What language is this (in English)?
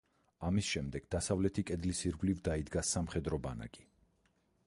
Georgian